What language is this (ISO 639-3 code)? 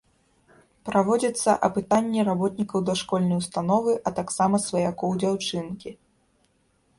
bel